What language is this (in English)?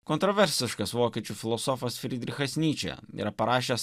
Lithuanian